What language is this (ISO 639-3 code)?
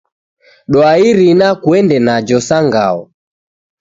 dav